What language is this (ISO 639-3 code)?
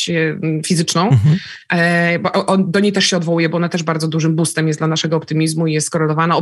pol